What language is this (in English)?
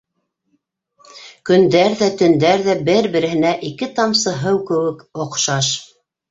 Bashkir